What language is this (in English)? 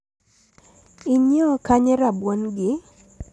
Luo (Kenya and Tanzania)